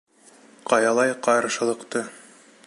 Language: Bashkir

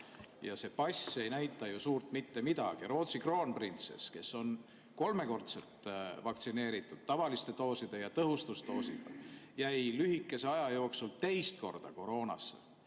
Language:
Estonian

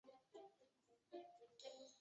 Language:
Chinese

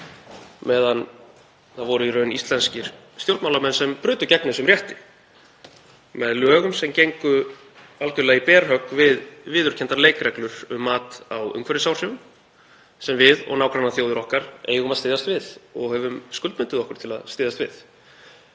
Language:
Icelandic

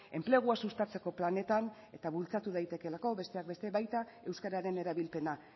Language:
Basque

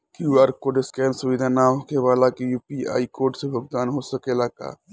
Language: Bhojpuri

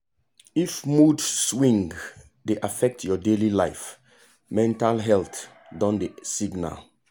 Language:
Nigerian Pidgin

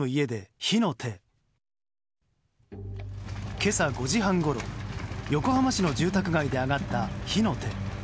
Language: Japanese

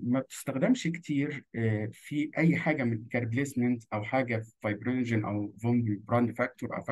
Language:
Arabic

